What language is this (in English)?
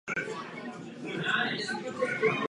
Czech